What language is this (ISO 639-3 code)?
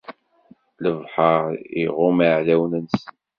kab